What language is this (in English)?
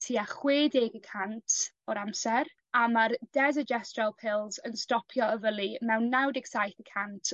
Welsh